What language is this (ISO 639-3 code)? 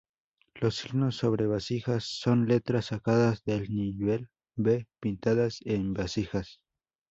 spa